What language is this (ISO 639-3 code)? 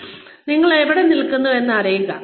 mal